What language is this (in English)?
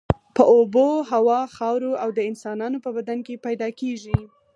Pashto